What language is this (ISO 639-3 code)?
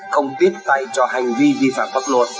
vie